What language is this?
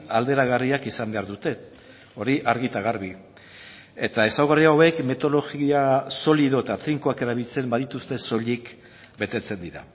Basque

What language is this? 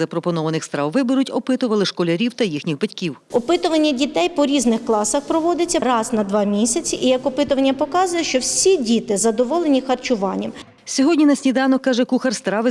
Ukrainian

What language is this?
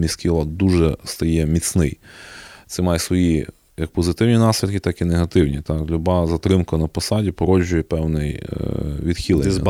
Ukrainian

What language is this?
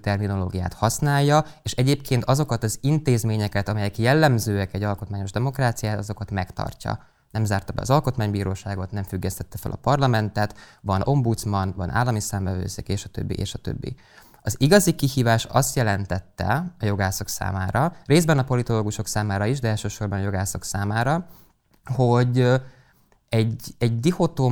Hungarian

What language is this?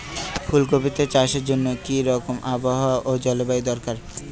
Bangla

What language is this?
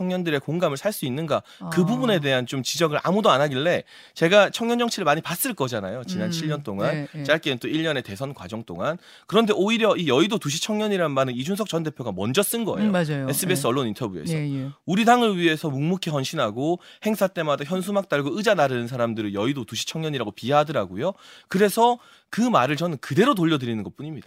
Korean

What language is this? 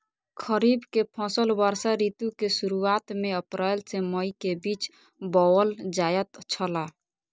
Maithili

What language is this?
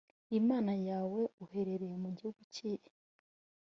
Kinyarwanda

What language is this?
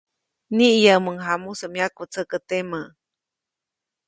Copainalá Zoque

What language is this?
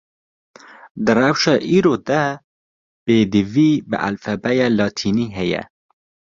Kurdish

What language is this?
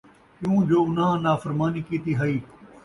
Saraiki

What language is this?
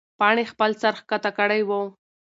Pashto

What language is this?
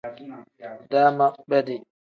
Tem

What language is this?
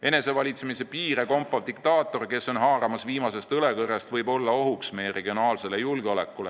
Estonian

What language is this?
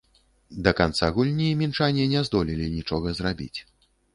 Belarusian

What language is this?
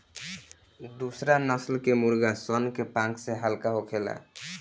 Bhojpuri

